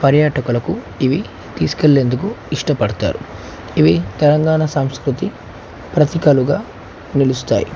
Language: Telugu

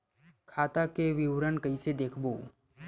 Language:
Chhattisgarhi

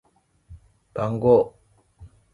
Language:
Japanese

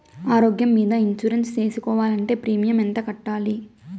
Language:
Telugu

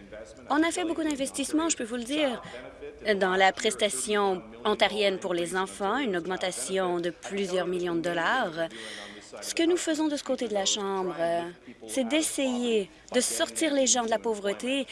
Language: French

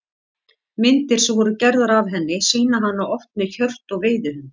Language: Icelandic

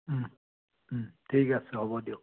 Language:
Assamese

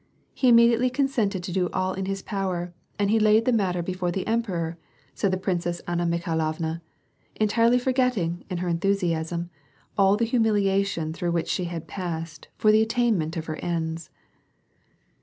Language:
English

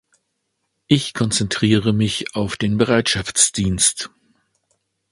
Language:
German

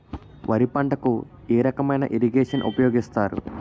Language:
Telugu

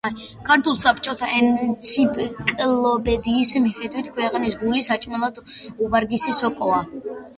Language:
Georgian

